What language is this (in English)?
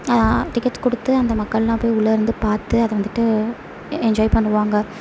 Tamil